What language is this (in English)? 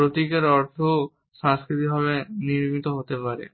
Bangla